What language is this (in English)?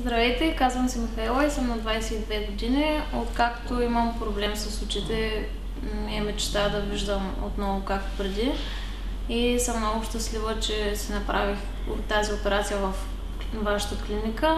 Bulgarian